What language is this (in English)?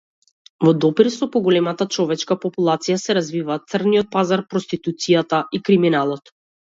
Macedonian